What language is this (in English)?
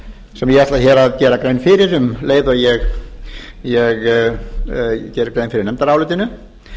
Icelandic